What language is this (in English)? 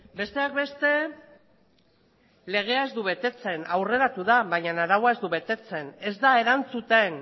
Basque